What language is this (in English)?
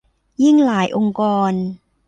Thai